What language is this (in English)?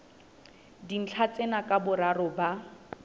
Southern Sotho